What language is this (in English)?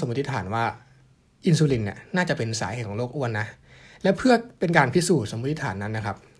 Thai